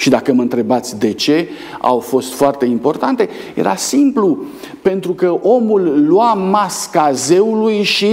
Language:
Romanian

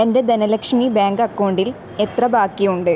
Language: Malayalam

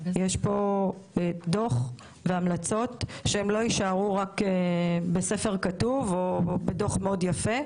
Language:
Hebrew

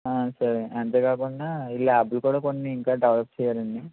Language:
Telugu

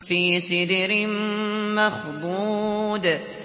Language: Arabic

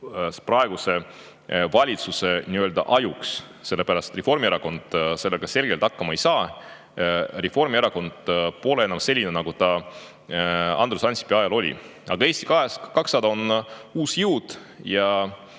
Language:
Estonian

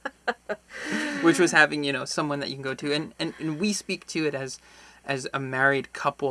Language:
English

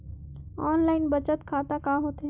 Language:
Chhattisgarhi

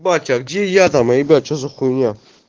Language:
Russian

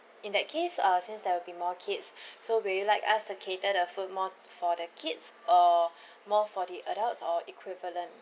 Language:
English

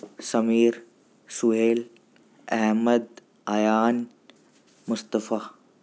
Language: Urdu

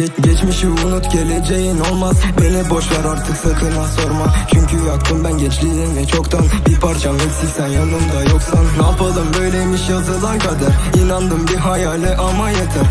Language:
Turkish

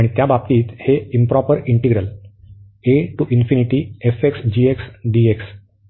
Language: Marathi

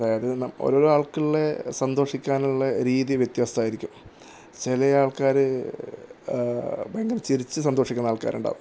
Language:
Malayalam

